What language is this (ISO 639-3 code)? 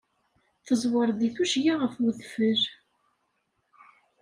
kab